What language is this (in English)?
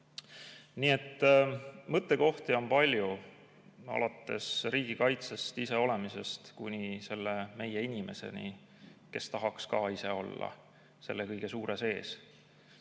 Estonian